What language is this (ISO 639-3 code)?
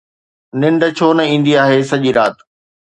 snd